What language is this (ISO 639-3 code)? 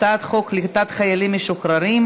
heb